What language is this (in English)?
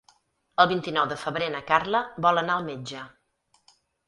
Catalan